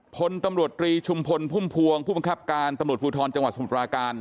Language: Thai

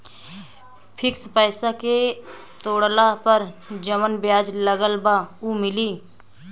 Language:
Bhojpuri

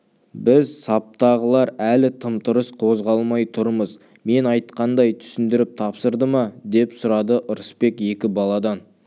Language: Kazakh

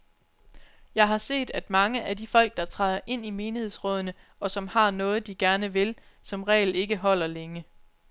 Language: Danish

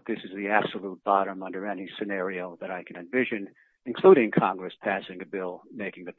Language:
English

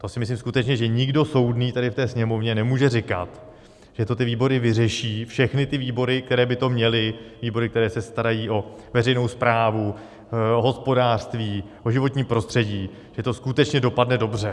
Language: Czech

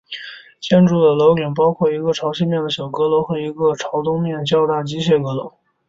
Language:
Chinese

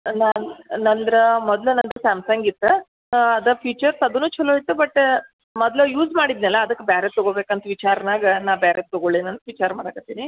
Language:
Kannada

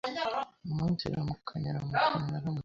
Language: Kinyarwanda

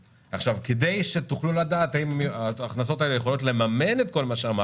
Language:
Hebrew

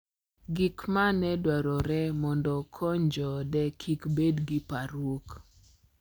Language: Luo (Kenya and Tanzania)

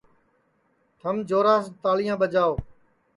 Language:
Sansi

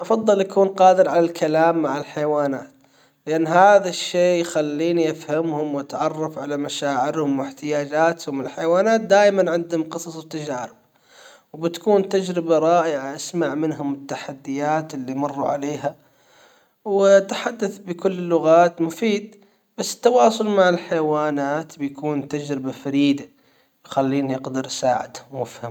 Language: Hijazi Arabic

